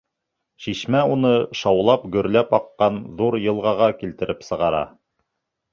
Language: Bashkir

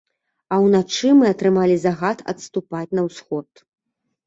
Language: Belarusian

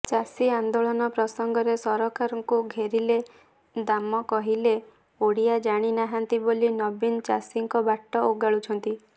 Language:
Odia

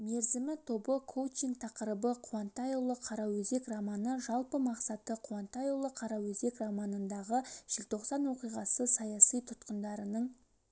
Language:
Kazakh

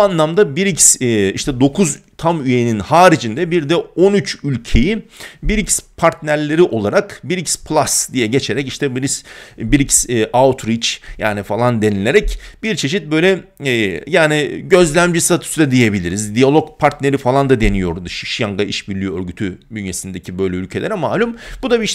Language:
Turkish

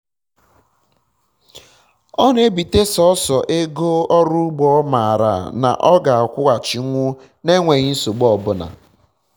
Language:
Igbo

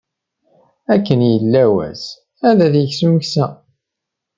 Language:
Kabyle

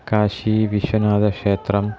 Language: Sanskrit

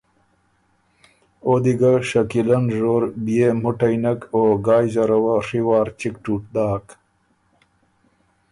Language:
Ormuri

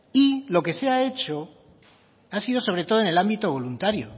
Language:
Spanish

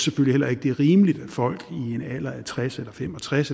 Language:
Danish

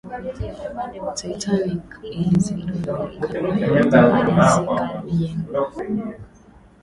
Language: Swahili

